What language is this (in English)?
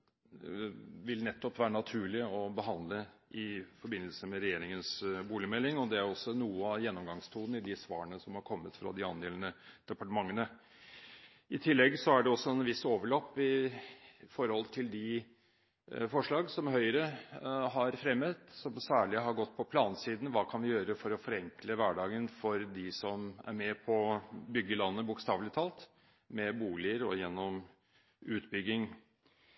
Norwegian Bokmål